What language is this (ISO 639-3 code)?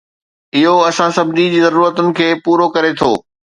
snd